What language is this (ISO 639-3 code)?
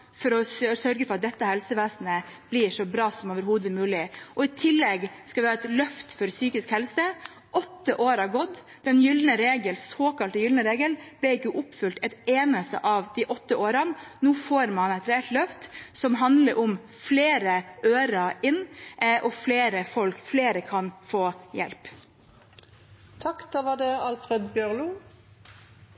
nor